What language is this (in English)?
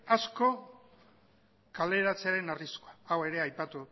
Basque